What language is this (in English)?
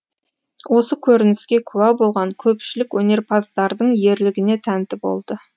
Kazakh